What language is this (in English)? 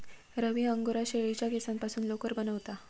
Marathi